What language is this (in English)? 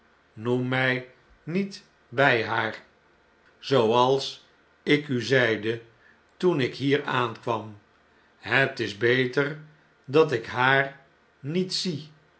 Dutch